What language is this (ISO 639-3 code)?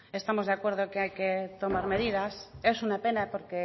spa